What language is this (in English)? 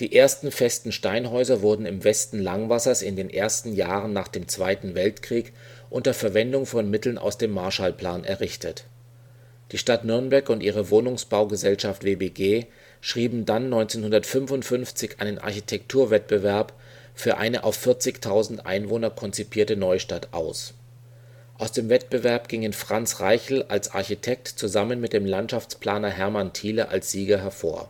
German